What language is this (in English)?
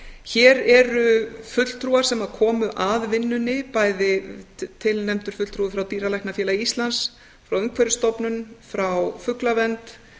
Icelandic